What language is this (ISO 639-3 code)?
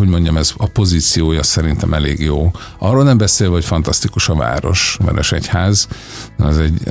hun